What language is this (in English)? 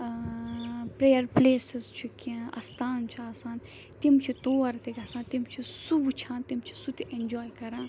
Kashmiri